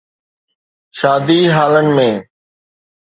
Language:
Sindhi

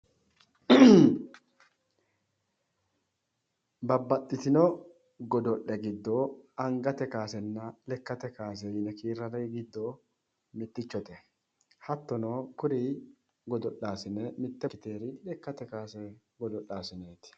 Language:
Sidamo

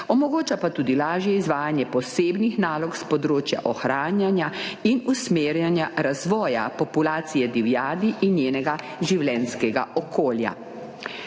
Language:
Slovenian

